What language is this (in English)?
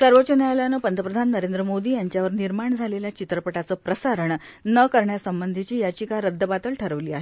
Marathi